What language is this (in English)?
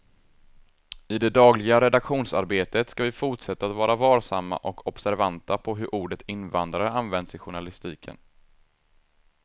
Swedish